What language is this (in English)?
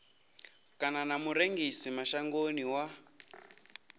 Venda